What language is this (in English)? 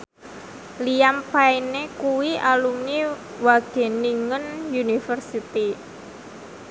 Javanese